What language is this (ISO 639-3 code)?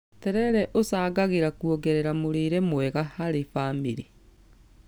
kik